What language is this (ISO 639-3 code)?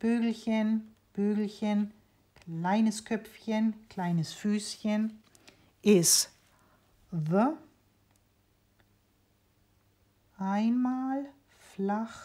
deu